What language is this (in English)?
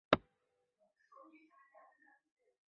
Chinese